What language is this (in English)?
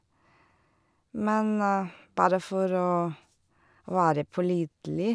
Norwegian